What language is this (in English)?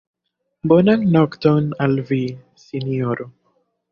Esperanto